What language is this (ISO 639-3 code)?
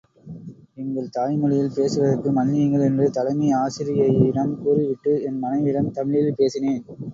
tam